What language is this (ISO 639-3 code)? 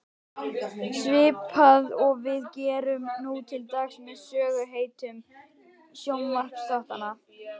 isl